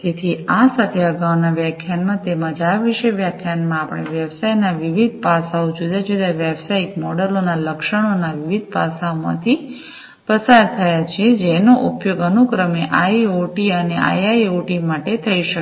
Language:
Gujarati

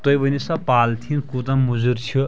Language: Kashmiri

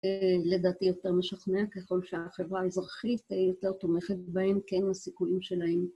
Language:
Hebrew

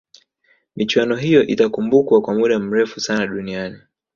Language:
Swahili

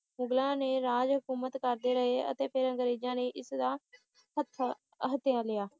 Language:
Punjabi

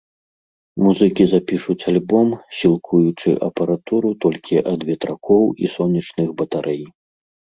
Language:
Belarusian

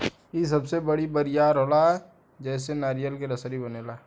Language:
Bhojpuri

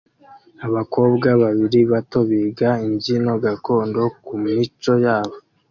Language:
Kinyarwanda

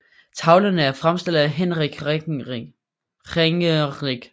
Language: Danish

